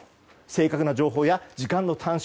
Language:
Japanese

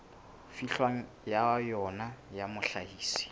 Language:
Southern Sotho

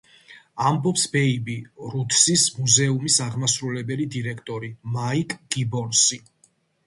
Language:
Georgian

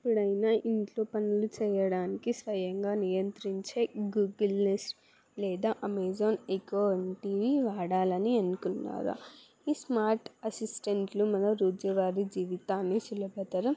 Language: Telugu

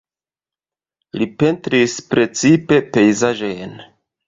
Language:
Esperanto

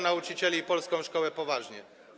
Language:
Polish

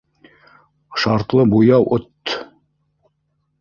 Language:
Bashkir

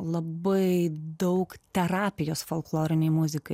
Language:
Lithuanian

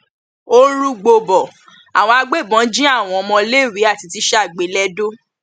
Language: Yoruba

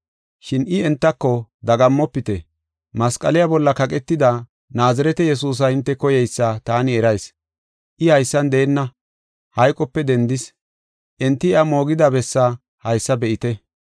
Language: Gofa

